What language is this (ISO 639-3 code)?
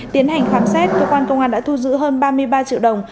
vie